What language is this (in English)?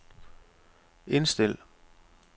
Danish